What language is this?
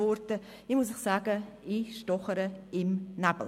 Swiss German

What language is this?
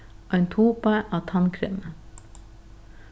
Faroese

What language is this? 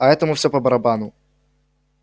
Russian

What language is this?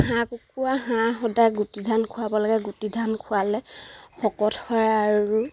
Assamese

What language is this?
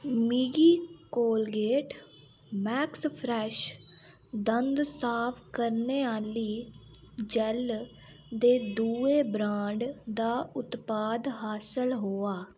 Dogri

